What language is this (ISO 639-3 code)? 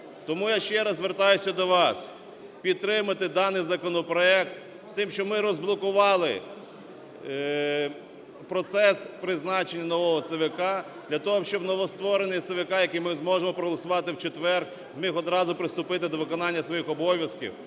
ukr